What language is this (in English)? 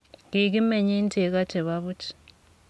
Kalenjin